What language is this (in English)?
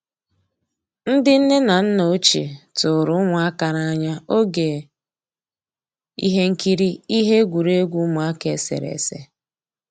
Igbo